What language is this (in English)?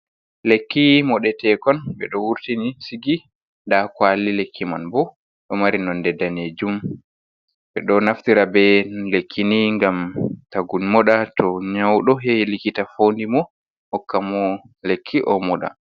Fula